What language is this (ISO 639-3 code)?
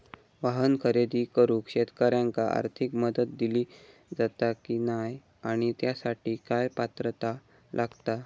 mar